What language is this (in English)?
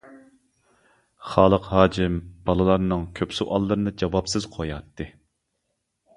Uyghur